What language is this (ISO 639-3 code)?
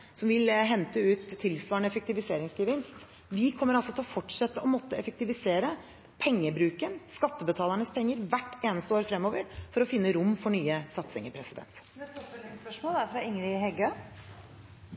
nor